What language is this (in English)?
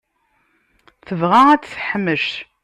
Kabyle